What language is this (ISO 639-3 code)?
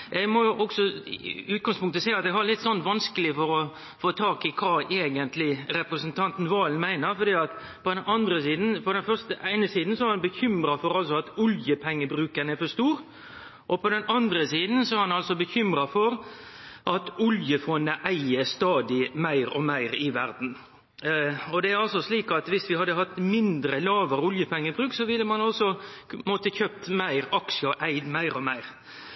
nno